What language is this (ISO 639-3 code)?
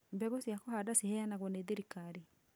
kik